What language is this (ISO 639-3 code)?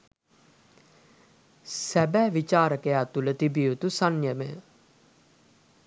sin